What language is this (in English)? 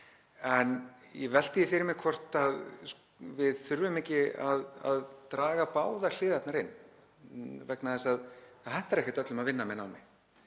Icelandic